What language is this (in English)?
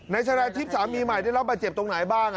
Thai